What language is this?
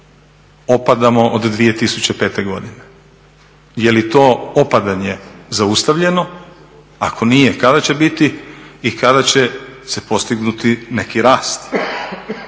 Croatian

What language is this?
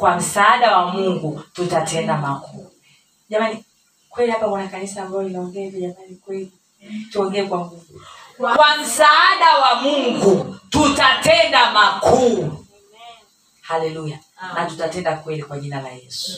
Swahili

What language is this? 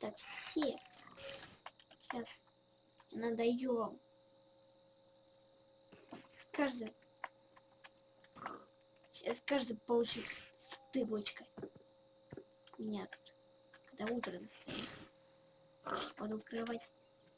Russian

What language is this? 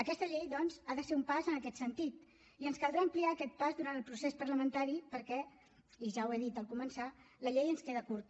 Catalan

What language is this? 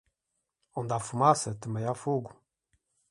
Portuguese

